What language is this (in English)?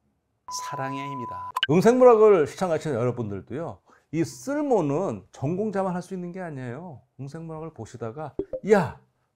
Korean